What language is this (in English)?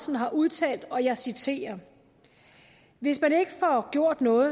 Danish